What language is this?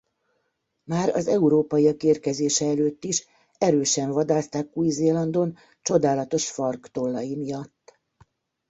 Hungarian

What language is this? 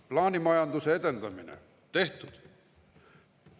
Estonian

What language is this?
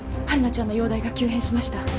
Japanese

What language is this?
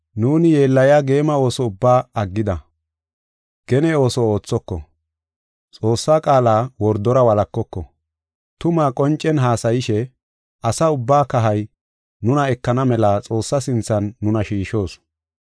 Gofa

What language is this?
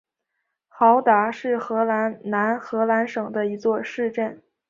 Chinese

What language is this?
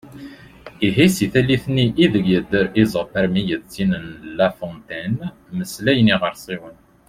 Kabyle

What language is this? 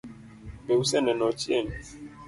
Luo (Kenya and Tanzania)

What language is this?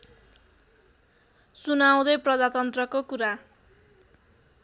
Nepali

